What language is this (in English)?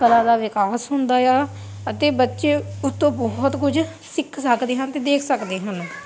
Punjabi